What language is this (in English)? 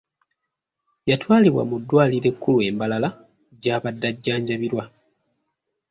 Ganda